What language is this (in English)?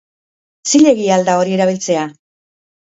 Basque